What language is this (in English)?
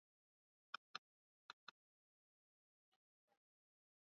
Swahili